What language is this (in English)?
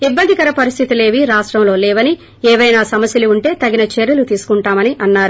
Telugu